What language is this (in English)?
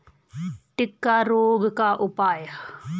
Hindi